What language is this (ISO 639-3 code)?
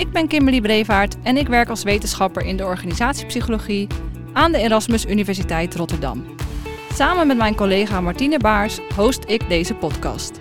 nld